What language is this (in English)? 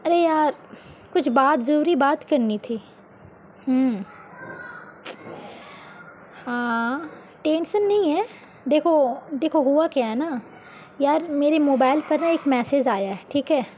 Urdu